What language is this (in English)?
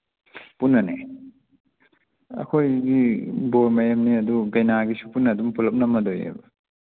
Manipuri